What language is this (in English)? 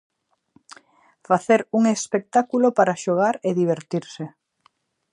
Galician